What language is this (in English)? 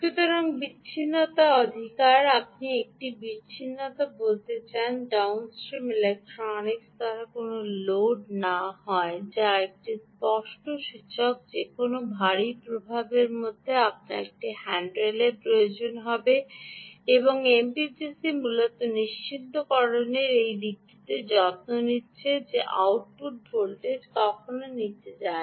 Bangla